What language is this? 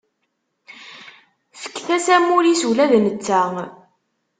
Kabyle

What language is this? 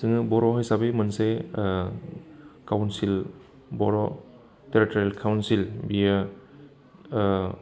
Bodo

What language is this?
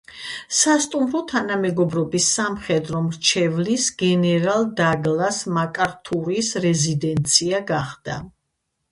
Georgian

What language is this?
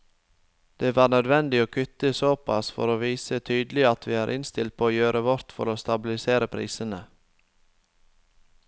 Norwegian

